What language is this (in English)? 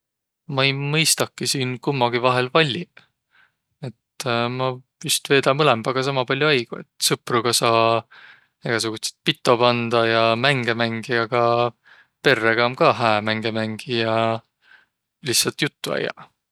Võro